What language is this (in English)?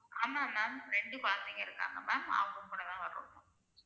Tamil